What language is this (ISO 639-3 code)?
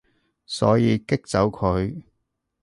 yue